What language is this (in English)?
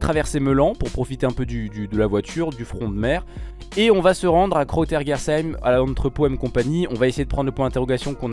French